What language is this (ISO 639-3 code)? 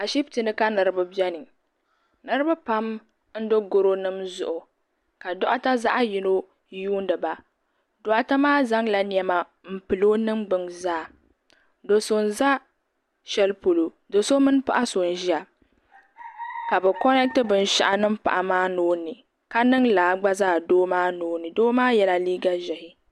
dag